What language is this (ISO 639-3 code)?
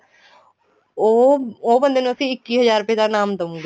pan